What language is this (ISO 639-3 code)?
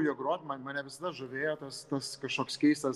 lit